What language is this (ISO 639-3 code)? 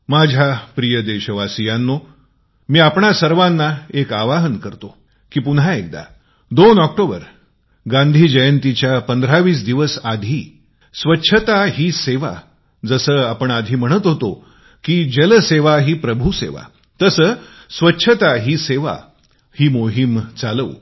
mar